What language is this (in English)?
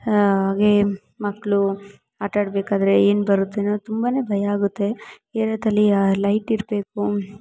Kannada